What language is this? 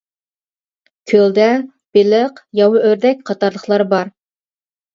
Uyghur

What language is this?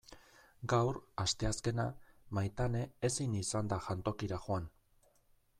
Basque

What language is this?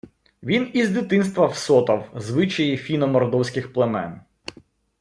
Ukrainian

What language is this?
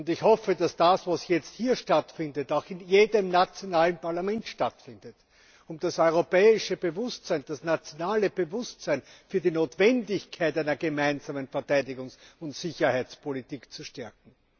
German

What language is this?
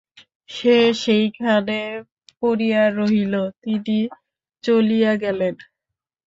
Bangla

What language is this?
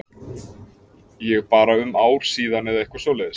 Icelandic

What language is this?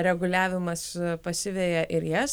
Lithuanian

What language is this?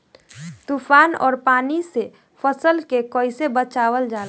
Bhojpuri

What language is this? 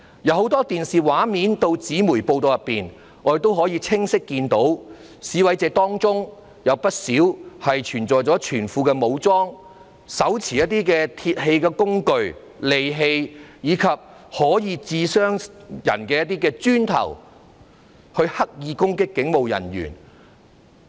Cantonese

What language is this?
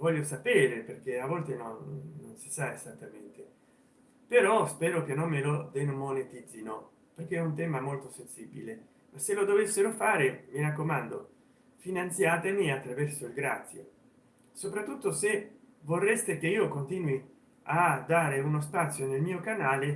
Italian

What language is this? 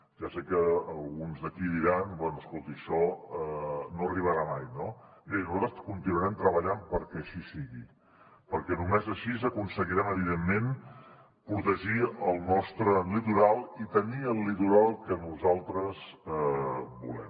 Catalan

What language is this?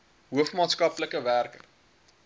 Afrikaans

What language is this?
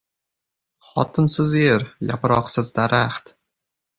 Uzbek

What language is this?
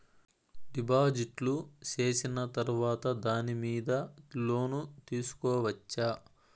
Telugu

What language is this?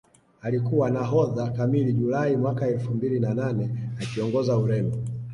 Swahili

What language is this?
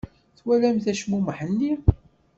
Kabyle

